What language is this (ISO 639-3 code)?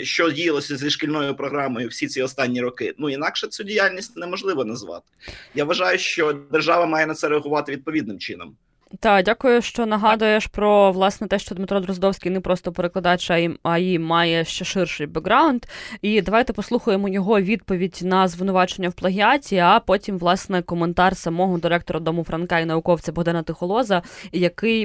ukr